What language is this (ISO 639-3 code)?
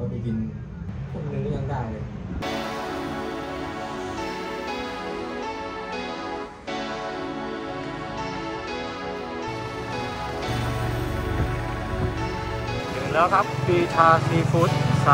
tha